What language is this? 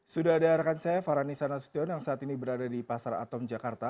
Indonesian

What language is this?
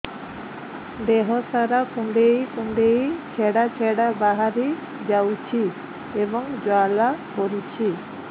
Odia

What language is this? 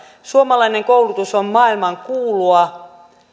Finnish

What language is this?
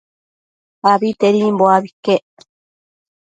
Matsés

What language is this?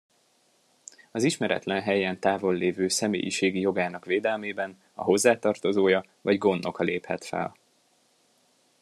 Hungarian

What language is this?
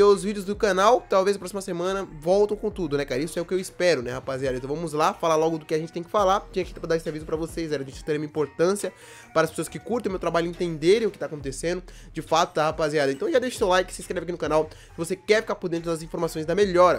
Portuguese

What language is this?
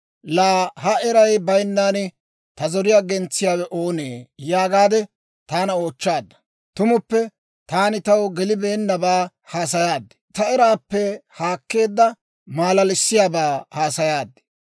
Dawro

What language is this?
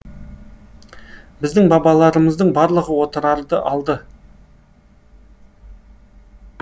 Kazakh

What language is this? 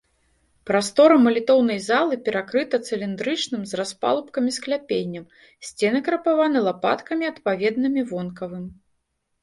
Belarusian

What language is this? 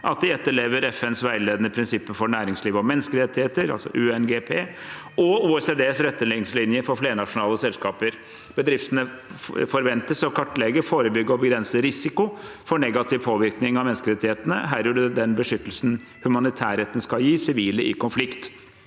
Norwegian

